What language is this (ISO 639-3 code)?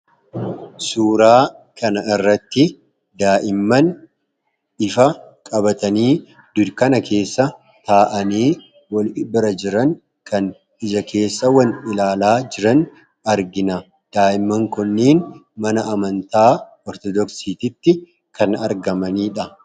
orm